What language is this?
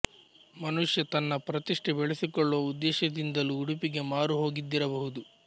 Kannada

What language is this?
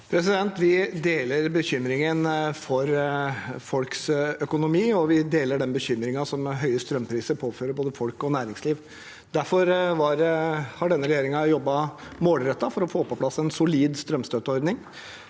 Norwegian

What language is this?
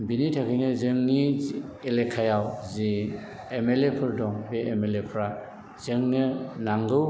Bodo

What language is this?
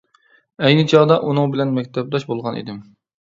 Uyghur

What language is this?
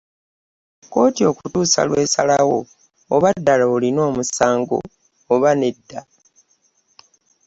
Ganda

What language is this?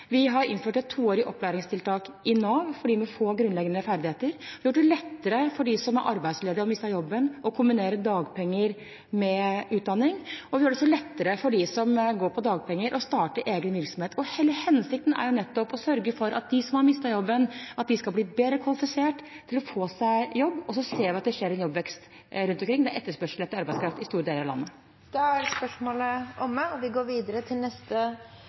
Norwegian Bokmål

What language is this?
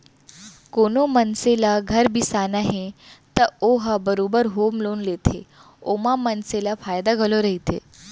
Chhattisgarhi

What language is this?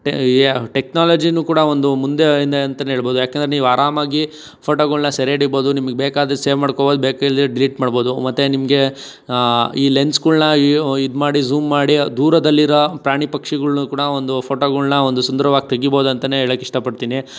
Kannada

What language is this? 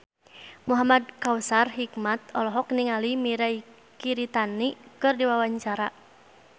Sundanese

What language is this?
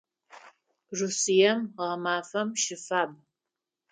Adyghe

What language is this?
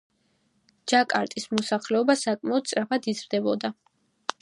Georgian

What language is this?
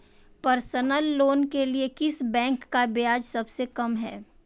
Hindi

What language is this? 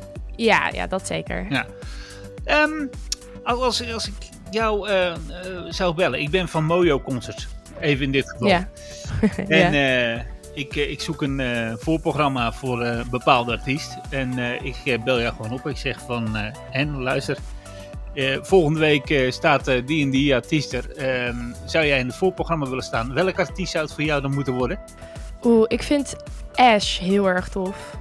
Dutch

